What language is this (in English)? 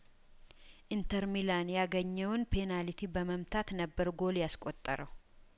Amharic